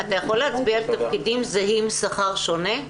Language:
Hebrew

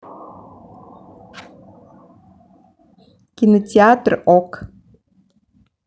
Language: Russian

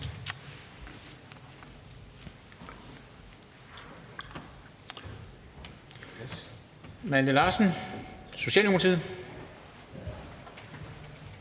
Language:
Danish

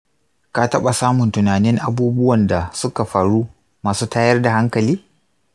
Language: Hausa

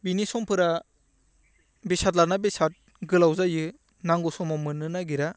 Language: Bodo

